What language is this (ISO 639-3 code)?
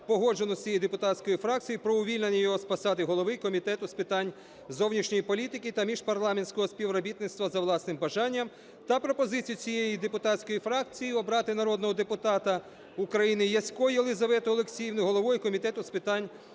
ukr